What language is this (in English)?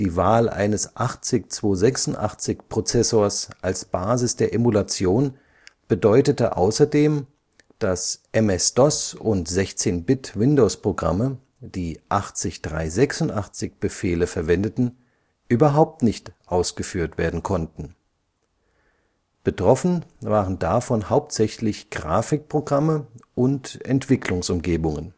German